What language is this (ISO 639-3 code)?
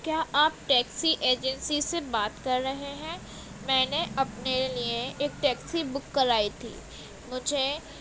urd